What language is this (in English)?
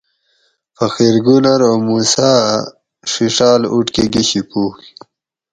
Gawri